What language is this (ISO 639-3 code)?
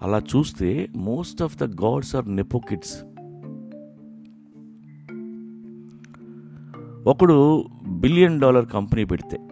tel